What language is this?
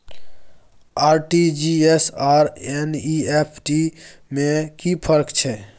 Maithili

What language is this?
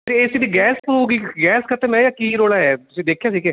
Punjabi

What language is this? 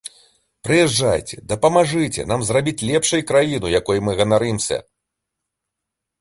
Belarusian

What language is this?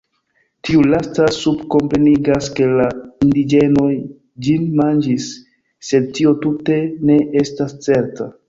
Esperanto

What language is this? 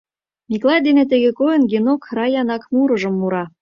Mari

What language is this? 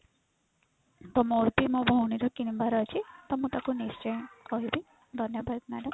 Odia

